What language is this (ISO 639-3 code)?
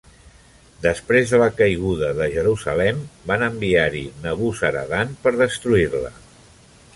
cat